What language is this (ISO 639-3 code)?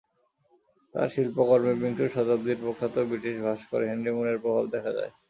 ben